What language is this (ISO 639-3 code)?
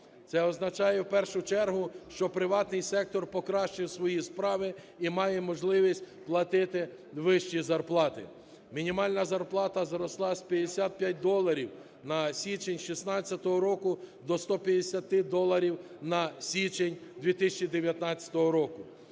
ukr